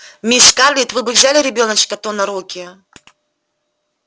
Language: Russian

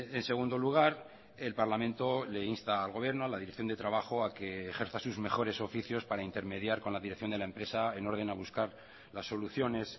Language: Spanish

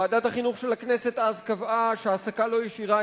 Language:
Hebrew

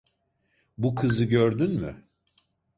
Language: Turkish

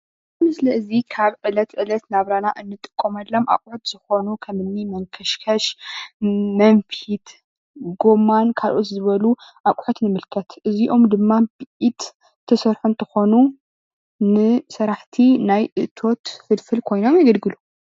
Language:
Tigrinya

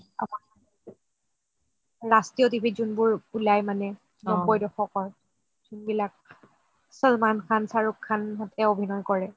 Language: Assamese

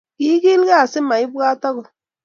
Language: Kalenjin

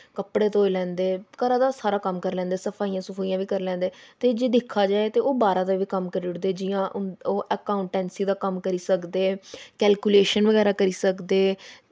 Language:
Dogri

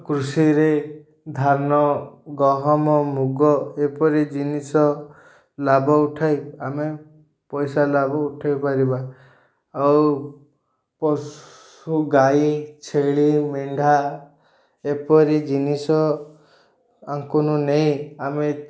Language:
Odia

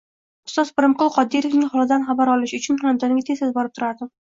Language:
Uzbek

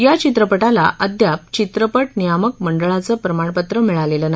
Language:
Marathi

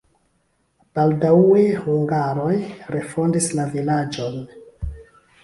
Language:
Esperanto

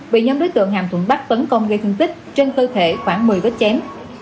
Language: Vietnamese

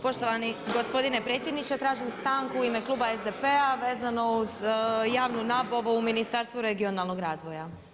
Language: Croatian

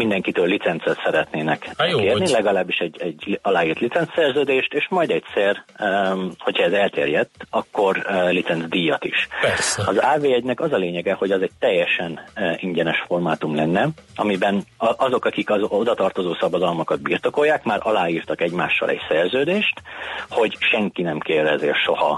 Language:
Hungarian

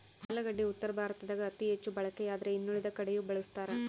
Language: Kannada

